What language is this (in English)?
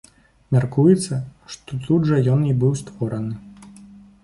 Belarusian